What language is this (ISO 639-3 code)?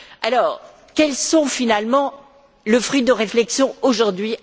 fra